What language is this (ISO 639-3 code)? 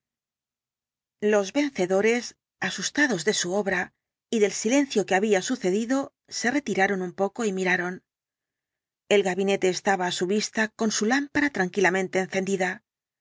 spa